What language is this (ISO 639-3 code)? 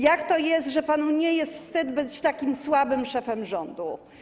pol